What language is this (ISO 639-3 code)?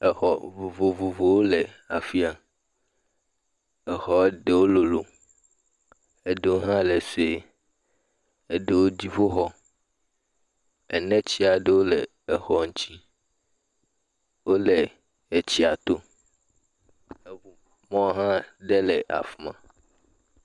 ewe